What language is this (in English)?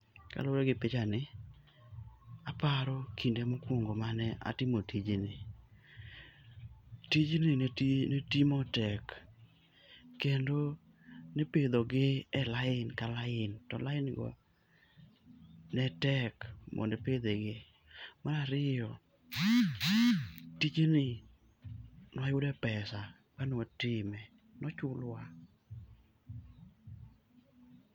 Luo (Kenya and Tanzania)